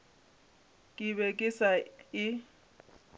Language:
Northern Sotho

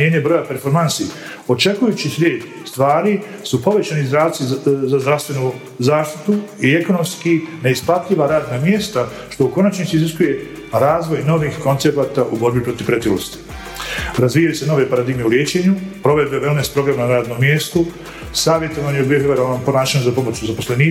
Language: Croatian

